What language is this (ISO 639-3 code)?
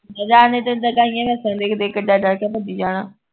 pan